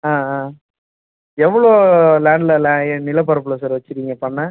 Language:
Tamil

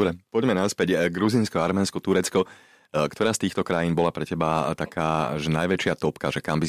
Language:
Slovak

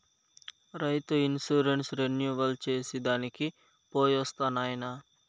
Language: Telugu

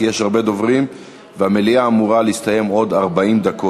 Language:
Hebrew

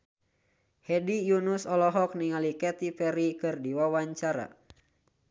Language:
Sundanese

